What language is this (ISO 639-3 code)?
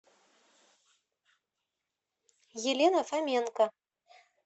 rus